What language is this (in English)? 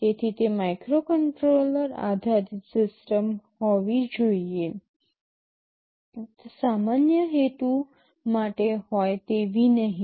Gujarati